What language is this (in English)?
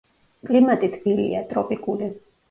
Georgian